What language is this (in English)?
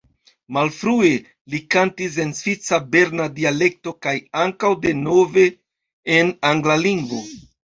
Esperanto